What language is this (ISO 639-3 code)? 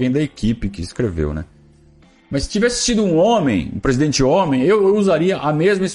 por